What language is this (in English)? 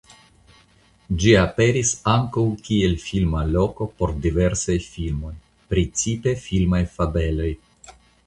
Esperanto